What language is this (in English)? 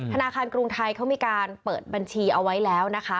Thai